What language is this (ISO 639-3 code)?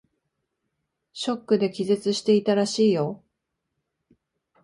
jpn